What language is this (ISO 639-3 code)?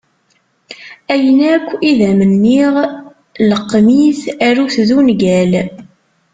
kab